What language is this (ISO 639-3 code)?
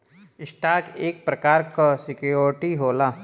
bho